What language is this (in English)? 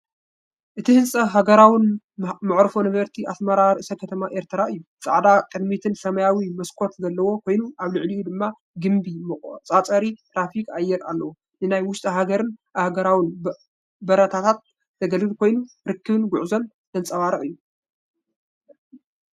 Tigrinya